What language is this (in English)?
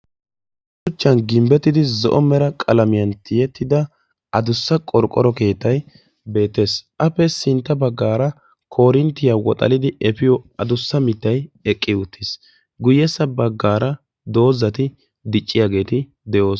Wolaytta